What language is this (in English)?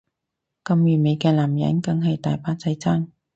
Cantonese